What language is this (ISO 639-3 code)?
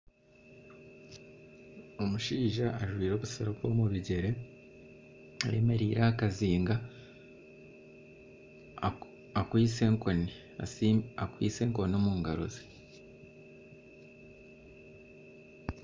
nyn